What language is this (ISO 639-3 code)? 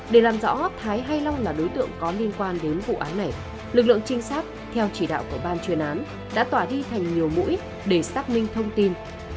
vie